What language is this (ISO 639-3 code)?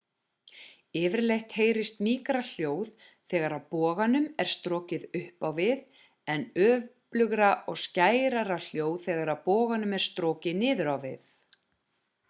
isl